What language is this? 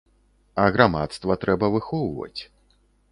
Belarusian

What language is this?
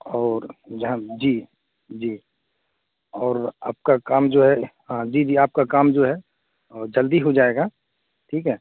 Urdu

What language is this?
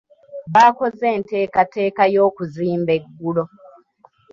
Ganda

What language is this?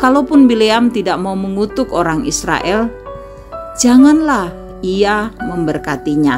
Indonesian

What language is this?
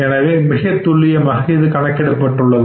Tamil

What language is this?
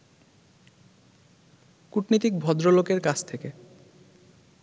Bangla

